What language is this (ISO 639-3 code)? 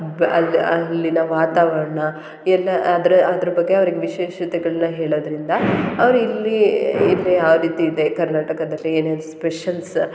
kan